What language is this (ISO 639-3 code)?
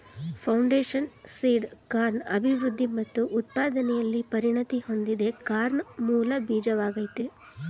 kan